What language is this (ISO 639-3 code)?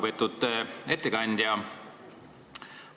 est